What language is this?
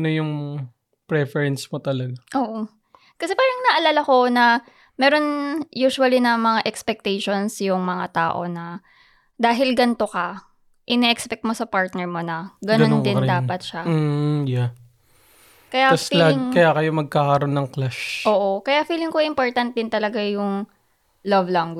Filipino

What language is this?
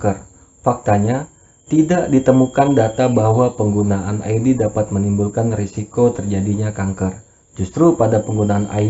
Indonesian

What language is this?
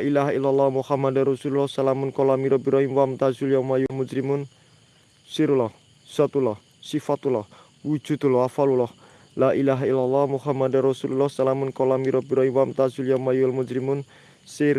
Indonesian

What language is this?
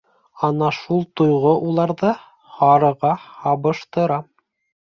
Bashkir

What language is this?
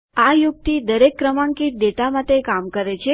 Gujarati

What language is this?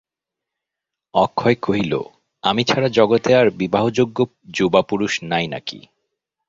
Bangla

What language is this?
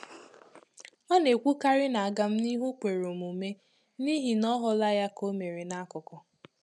Igbo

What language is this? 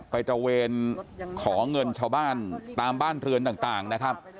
Thai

